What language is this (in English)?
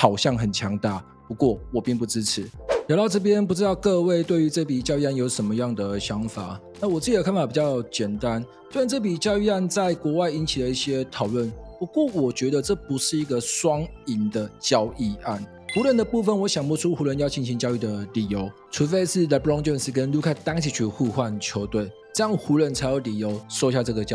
Chinese